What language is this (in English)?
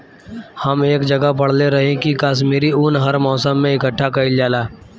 Bhojpuri